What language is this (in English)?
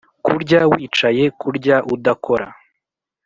Kinyarwanda